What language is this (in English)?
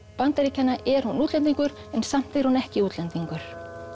Icelandic